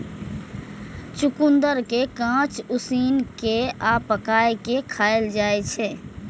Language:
Maithili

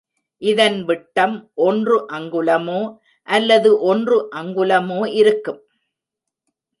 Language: Tamil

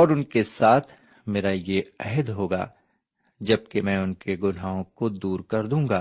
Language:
Urdu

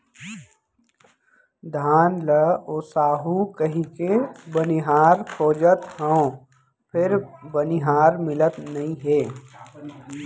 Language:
Chhattisgarhi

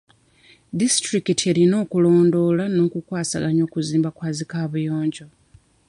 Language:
Ganda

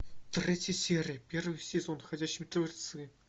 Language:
Russian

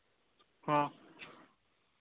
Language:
Santali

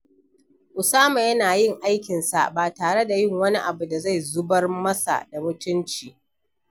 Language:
Hausa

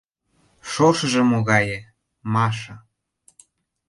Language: Mari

